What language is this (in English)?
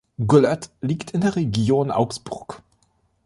German